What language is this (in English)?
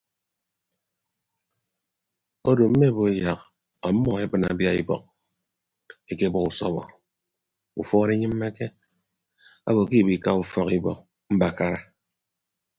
Ibibio